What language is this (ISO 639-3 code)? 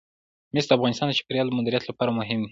pus